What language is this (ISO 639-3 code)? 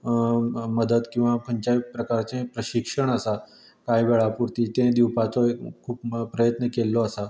kok